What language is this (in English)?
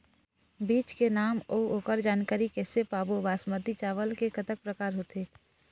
Chhattisgarhi